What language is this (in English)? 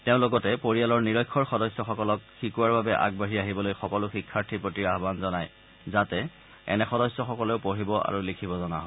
Assamese